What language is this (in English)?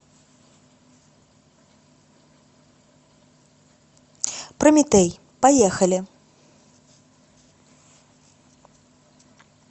Russian